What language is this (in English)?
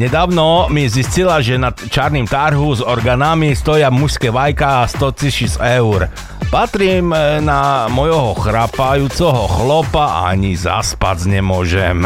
Slovak